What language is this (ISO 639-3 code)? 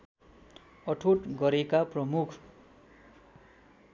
nep